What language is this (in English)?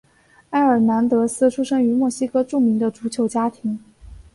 Chinese